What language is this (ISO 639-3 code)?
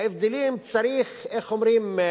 heb